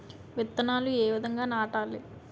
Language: Telugu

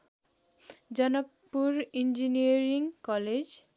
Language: Nepali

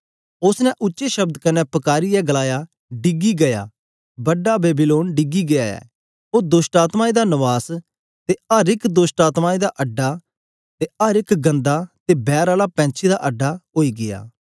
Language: Dogri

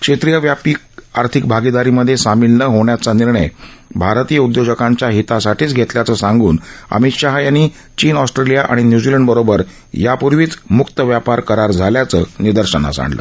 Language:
Marathi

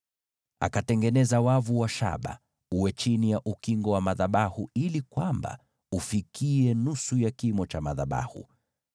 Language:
Swahili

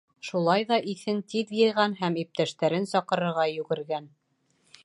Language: Bashkir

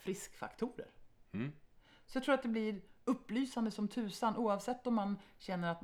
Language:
Swedish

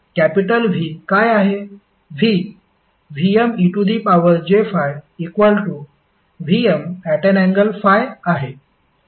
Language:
Marathi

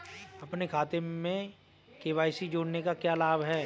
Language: Hindi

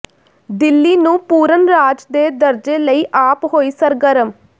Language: Punjabi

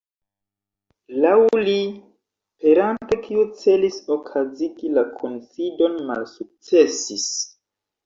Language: Esperanto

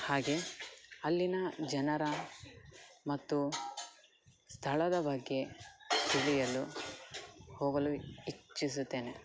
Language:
Kannada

